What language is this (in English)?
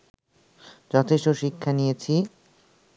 Bangla